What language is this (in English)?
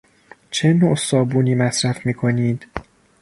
Persian